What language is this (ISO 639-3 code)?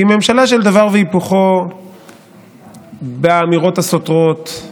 heb